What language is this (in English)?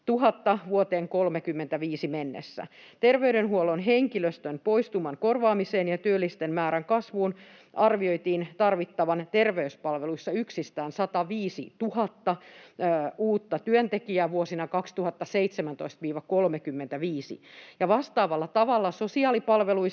Finnish